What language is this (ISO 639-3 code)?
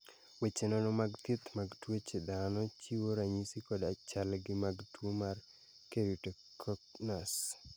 luo